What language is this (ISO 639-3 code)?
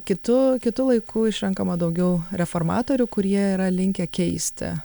lit